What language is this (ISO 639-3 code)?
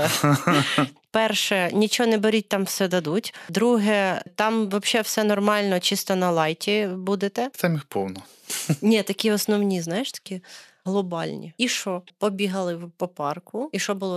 ukr